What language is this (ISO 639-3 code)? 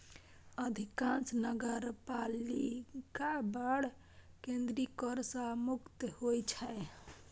mai